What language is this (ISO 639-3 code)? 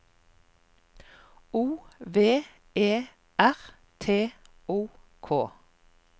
nor